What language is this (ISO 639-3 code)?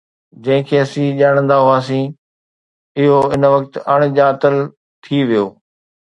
snd